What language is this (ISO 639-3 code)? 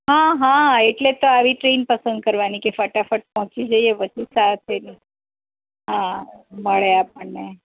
guj